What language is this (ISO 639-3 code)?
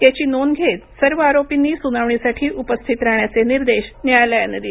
mar